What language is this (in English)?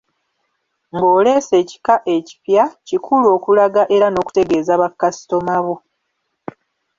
Ganda